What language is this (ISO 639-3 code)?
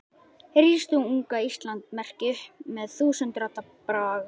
isl